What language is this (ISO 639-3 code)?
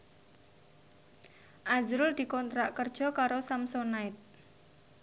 jav